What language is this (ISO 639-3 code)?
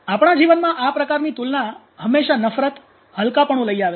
guj